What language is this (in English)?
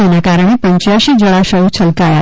Gujarati